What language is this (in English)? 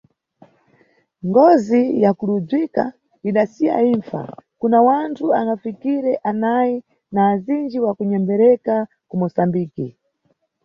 Nyungwe